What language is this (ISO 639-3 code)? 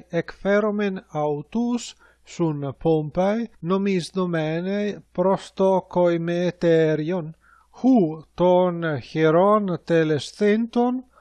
ell